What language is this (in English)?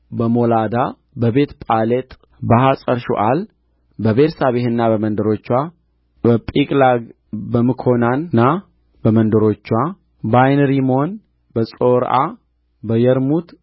Amharic